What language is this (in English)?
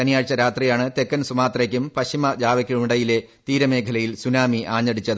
Malayalam